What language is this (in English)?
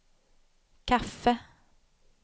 Swedish